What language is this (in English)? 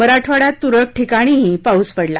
Marathi